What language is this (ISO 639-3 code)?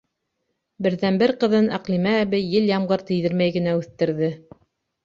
bak